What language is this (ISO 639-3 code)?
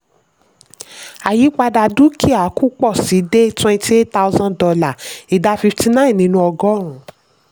yor